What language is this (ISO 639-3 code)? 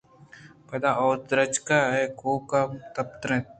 bgp